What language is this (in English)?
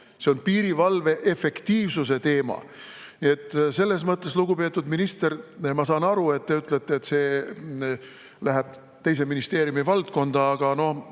Estonian